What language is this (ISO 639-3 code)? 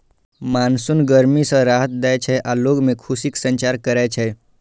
mai